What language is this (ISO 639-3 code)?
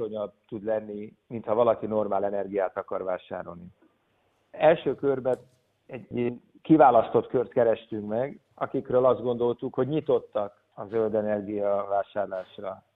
hun